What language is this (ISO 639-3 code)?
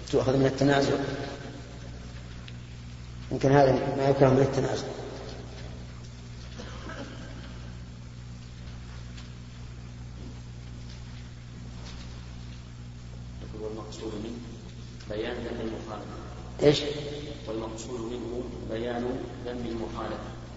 ara